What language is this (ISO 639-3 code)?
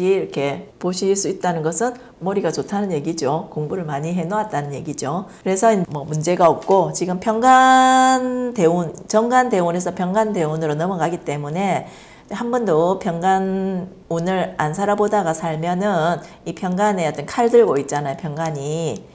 kor